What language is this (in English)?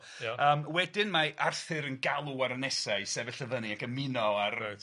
Welsh